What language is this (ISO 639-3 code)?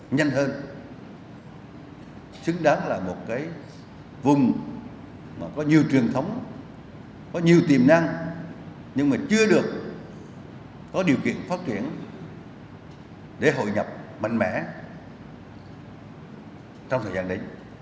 vie